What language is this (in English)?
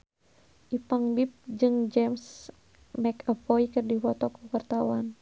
Sundanese